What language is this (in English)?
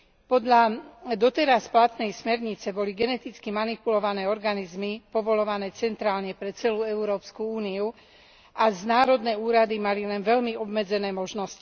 Slovak